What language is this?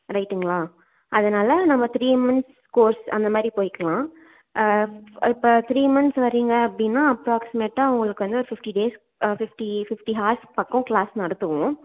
Tamil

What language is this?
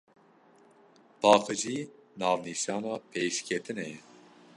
Kurdish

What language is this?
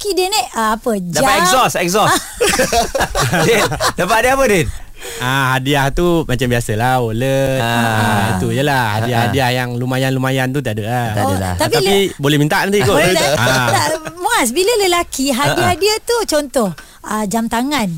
Malay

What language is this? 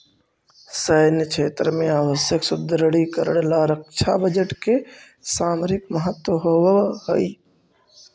Magahi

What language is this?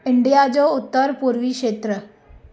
Sindhi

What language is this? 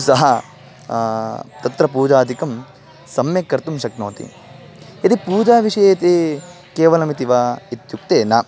Sanskrit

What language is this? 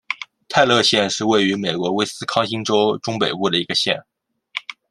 Chinese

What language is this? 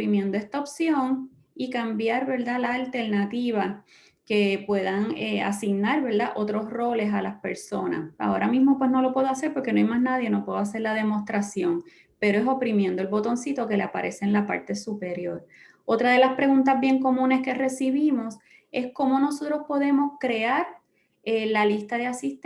Spanish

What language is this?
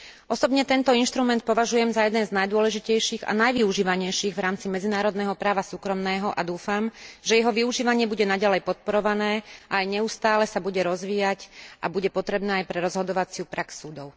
Slovak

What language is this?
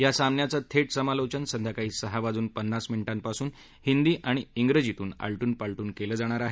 Marathi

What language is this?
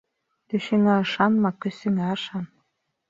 Bashkir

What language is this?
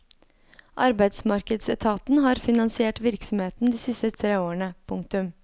Norwegian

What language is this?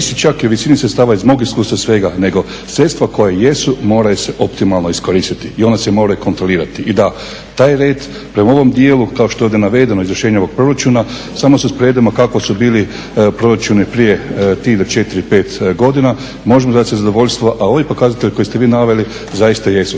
Croatian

